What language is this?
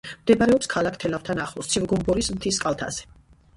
Georgian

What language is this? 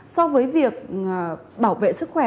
Vietnamese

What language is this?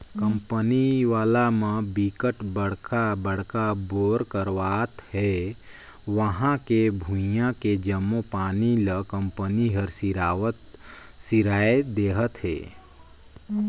Chhattisgarhi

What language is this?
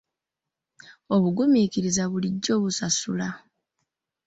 Ganda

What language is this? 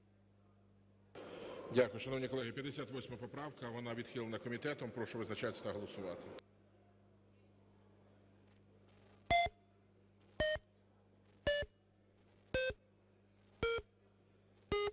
Ukrainian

